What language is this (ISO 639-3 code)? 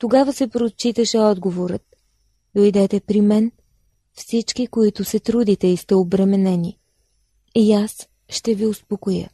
bul